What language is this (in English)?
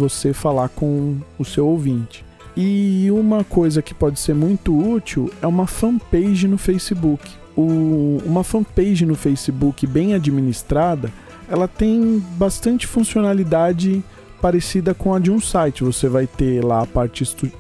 Portuguese